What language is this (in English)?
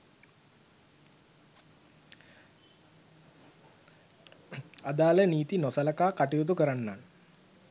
Sinhala